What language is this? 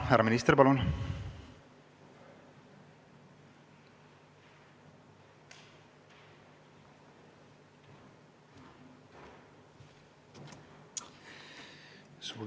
Estonian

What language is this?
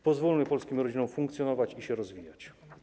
Polish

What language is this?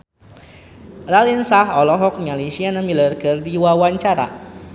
Sundanese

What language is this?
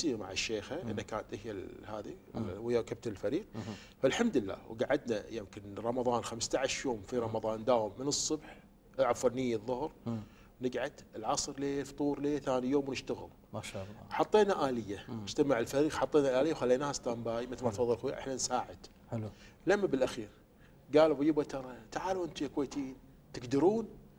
Arabic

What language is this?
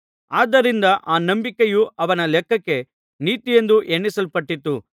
Kannada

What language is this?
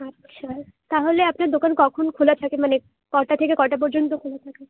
Bangla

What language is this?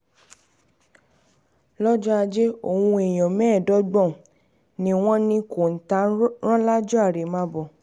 Yoruba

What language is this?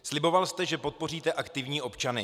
Czech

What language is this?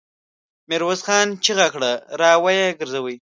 Pashto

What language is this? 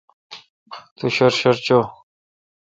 Kalkoti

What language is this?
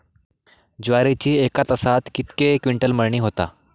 Marathi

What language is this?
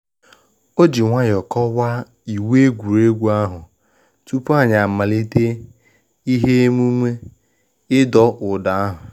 Igbo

